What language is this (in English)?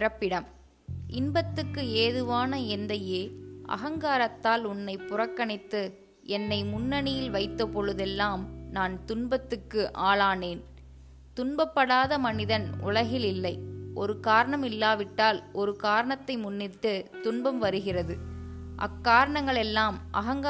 Tamil